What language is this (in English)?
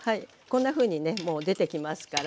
Japanese